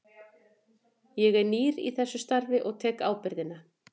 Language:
Icelandic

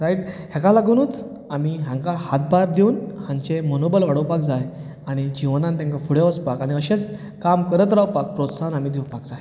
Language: Konkani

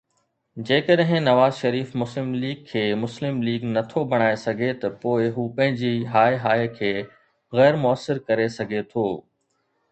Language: Sindhi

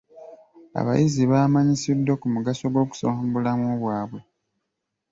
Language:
Ganda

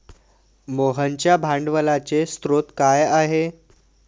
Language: Marathi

